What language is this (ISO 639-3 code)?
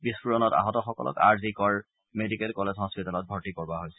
asm